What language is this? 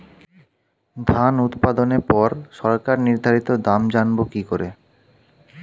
Bangla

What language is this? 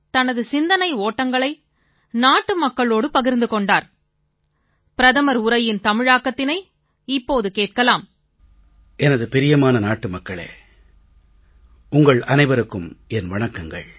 Tamil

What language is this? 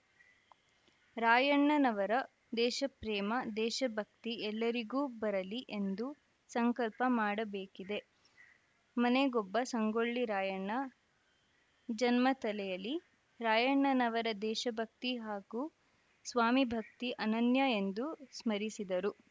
Kannada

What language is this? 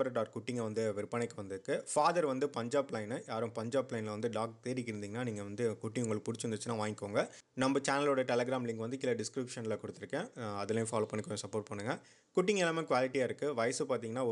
Arabic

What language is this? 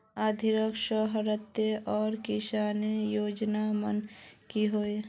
Magahi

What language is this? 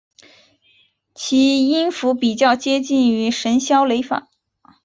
Chinese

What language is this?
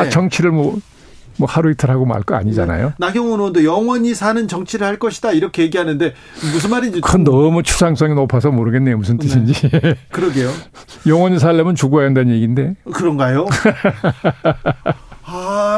Korean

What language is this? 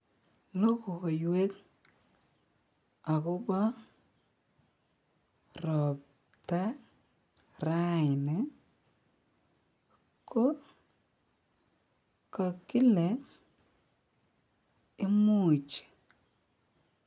Kalenjin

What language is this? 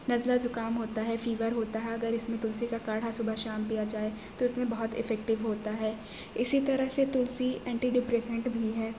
Urdu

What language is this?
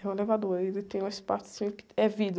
Portuguese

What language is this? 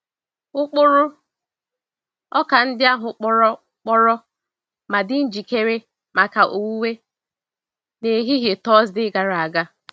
Igbo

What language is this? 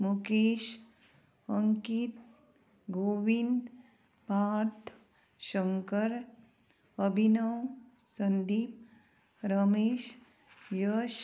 Konkani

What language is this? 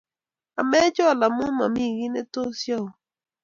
Kalenjin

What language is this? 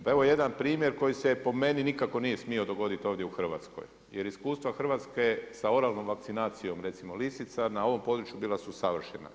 Croatian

